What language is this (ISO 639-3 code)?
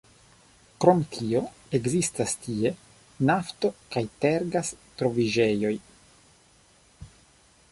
epo